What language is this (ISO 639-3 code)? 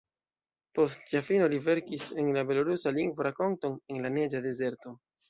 epo